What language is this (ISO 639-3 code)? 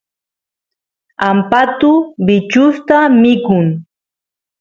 qus